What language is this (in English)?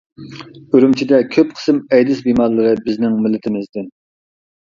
Uyghur